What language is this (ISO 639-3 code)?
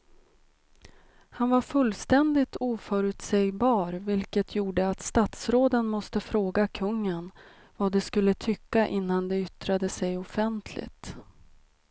swe